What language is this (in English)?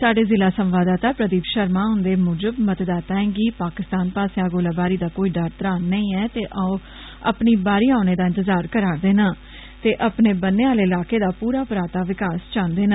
Dogri